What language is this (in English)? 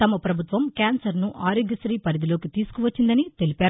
Telugu